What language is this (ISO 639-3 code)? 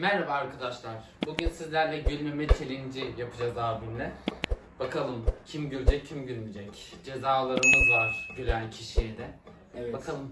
tur